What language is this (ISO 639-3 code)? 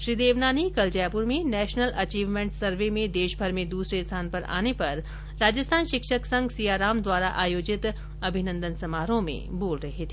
hin